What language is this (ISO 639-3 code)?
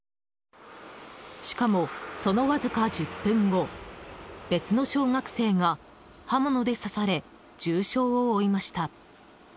jpn